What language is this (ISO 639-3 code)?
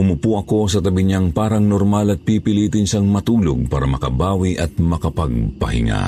fil